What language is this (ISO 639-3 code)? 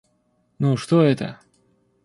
rus